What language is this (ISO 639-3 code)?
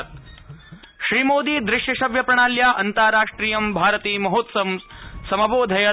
san